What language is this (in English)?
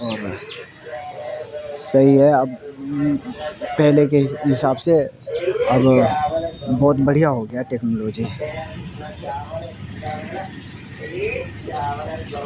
Urdu